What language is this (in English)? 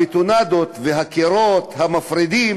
Hebrew